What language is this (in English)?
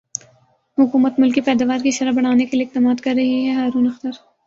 Urdu